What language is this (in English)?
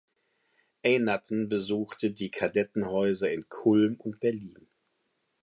German